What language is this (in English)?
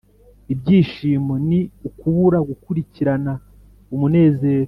Kinyarwanda